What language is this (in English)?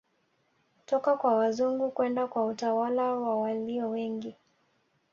Swahili